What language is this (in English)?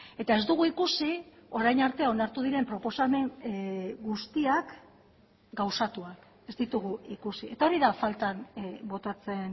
Basque